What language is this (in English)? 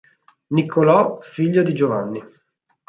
Italian